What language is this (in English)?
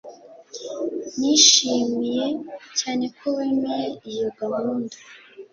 Kinyarwanda